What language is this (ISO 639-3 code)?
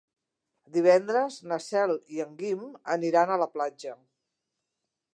cat